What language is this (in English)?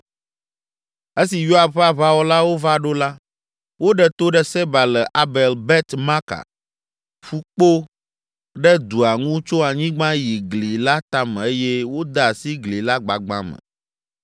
Ewe